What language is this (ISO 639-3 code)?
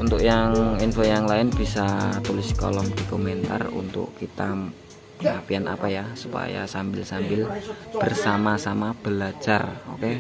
ind